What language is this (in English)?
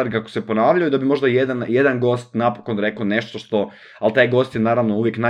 Croatian